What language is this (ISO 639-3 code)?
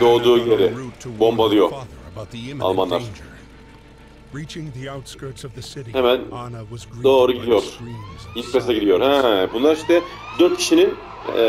tur